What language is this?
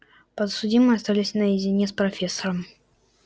Russian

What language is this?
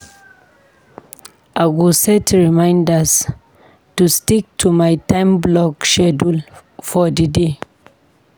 Nigerian Pidgin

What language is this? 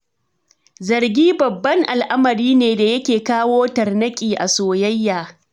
Hausa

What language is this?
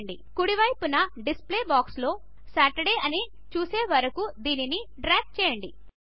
Telugu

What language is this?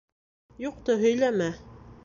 Bashkir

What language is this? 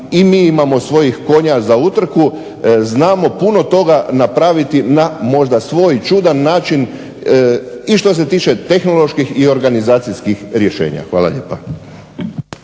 Croatian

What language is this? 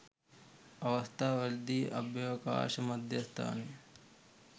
Sinhala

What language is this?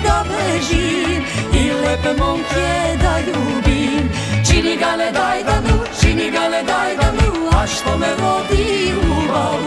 Romanian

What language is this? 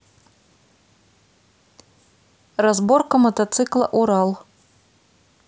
Russian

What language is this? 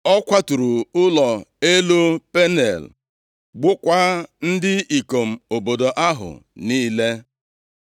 Igbo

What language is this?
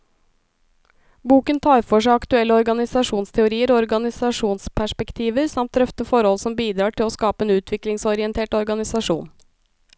Norwegian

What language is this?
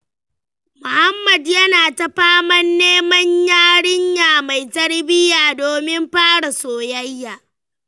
Hausa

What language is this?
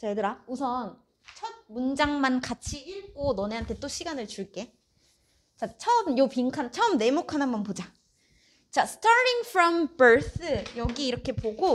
Korean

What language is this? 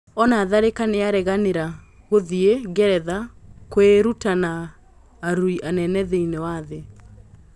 Kikuyu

